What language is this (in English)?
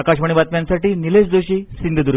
Marathi